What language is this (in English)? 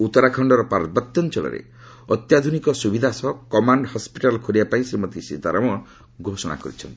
Odia